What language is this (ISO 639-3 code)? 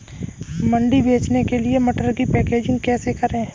hin